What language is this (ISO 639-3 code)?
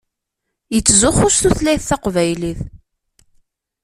kab